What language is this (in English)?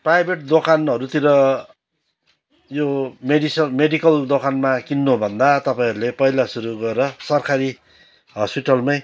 Nepali